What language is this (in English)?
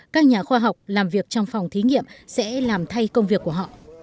Vietnamese